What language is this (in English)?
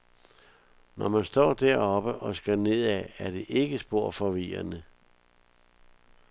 Danish